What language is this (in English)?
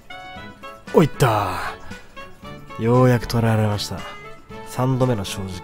Japanese